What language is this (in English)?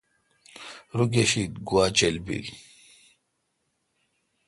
Kalkoti